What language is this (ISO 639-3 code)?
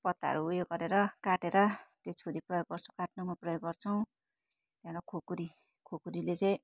nep